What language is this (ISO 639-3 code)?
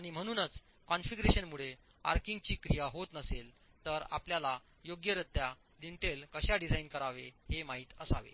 mar